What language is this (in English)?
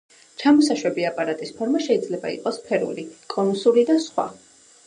Georgian